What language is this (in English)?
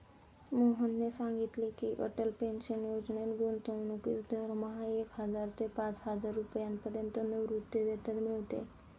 Marathi